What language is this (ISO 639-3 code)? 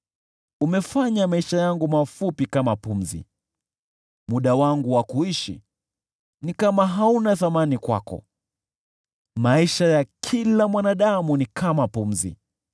swa